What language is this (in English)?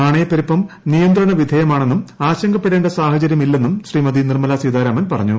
Malayalam